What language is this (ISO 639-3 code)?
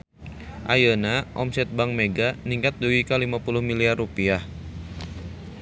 sun